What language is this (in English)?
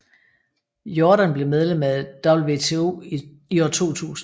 Danish